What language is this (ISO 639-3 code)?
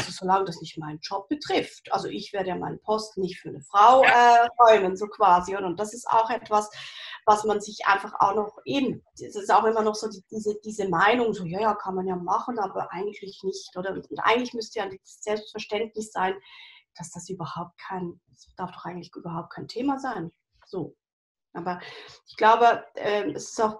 deu